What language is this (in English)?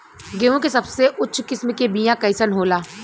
Bhojpuri